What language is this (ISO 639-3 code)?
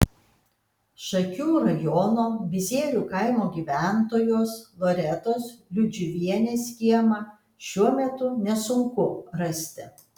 lit